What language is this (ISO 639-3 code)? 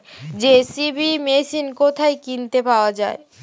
ben